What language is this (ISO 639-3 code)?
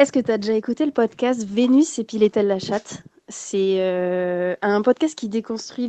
fra